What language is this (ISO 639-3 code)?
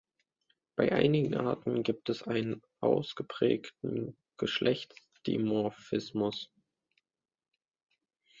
deu